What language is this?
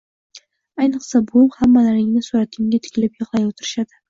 Uzbek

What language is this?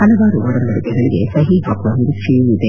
Kannada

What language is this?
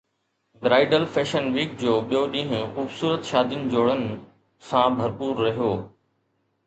Sindhi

